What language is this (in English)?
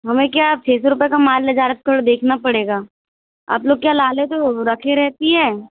Hindi